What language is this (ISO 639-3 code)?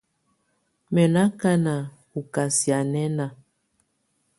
tvu